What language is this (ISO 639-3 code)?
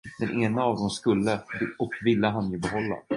swe